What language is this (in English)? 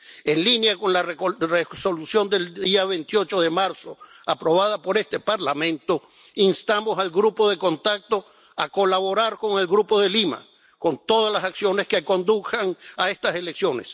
Spanish